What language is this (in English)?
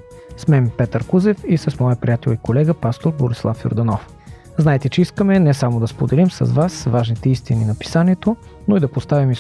Bulgarian